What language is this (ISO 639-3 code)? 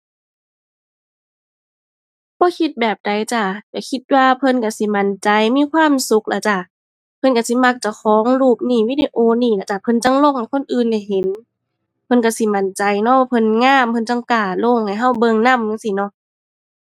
tha